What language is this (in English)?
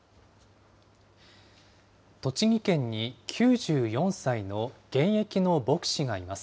Japanese